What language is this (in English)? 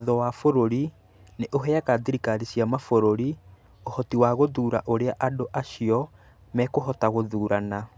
Kikuyu